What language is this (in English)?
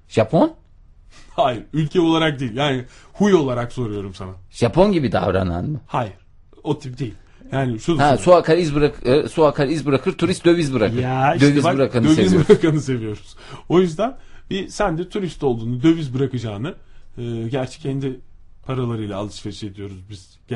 Turkish